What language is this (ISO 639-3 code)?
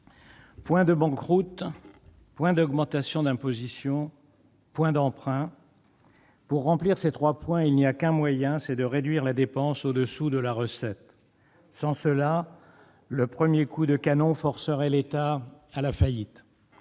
fra